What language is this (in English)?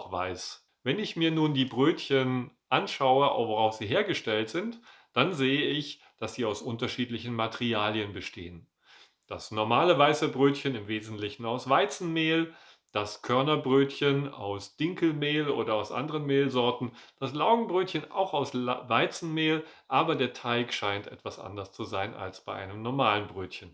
German